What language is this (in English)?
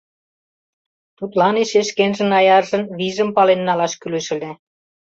Mari